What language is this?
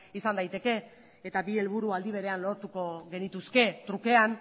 Basque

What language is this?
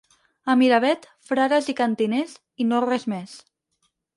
Catalan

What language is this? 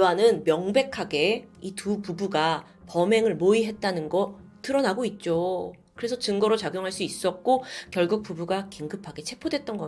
Korean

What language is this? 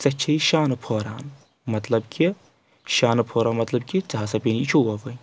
Kashmiri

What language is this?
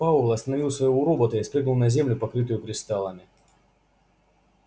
Russian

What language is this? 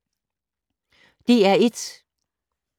Danish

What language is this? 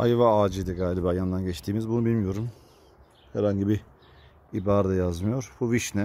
Turkish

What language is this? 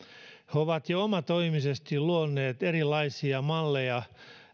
Finnish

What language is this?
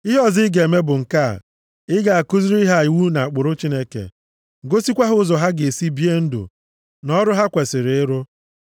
Igbo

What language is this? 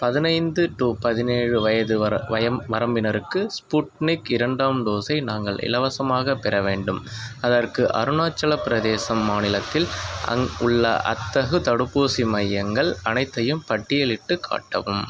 Tamil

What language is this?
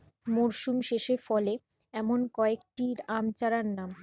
Bangla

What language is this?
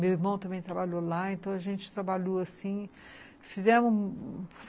Portuguese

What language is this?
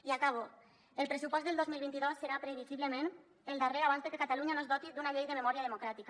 Catalan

